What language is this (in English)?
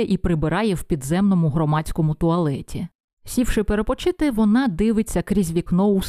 Ukrainian